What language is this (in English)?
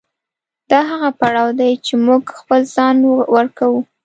Pashto